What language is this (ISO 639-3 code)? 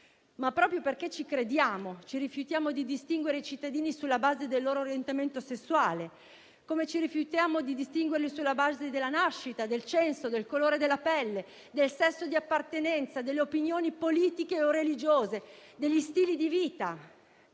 ita